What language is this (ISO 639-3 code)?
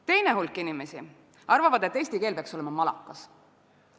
est